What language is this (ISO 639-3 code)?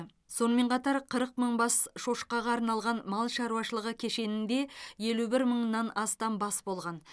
kaz